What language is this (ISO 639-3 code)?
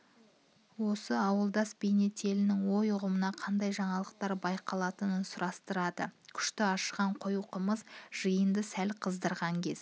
kaz